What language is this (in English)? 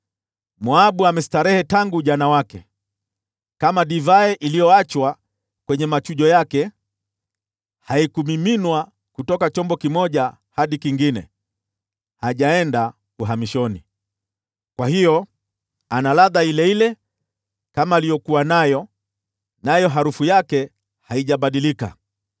Swahili